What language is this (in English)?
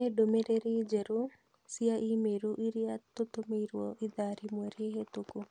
Kikuyu